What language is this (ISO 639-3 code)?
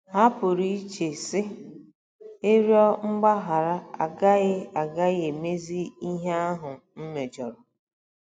ibo